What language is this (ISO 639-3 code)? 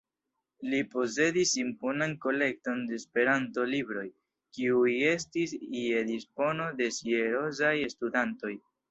epo